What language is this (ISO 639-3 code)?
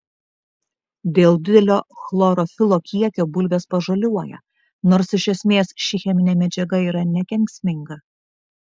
lit